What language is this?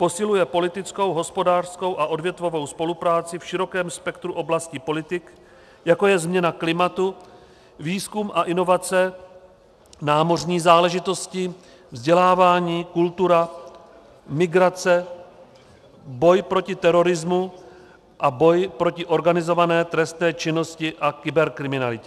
Czech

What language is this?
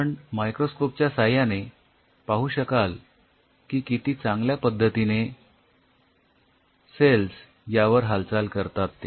Marathi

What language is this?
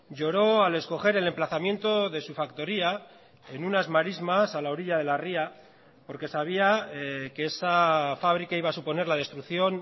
Spanish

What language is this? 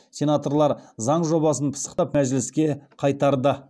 Kazakh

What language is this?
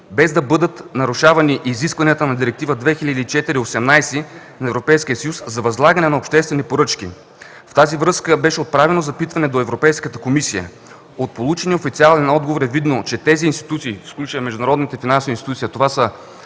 Bulgarian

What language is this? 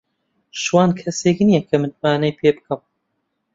Central Kurdish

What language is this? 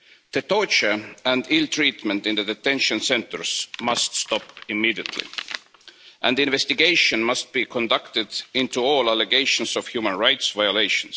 English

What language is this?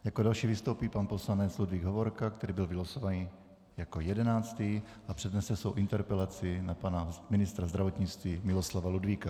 Czech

